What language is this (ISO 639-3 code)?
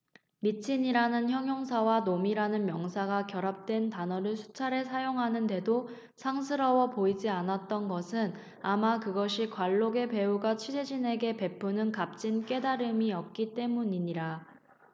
kor